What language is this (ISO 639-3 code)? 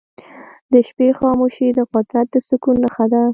pus